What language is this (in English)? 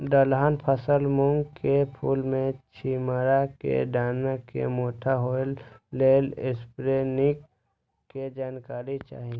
Maithili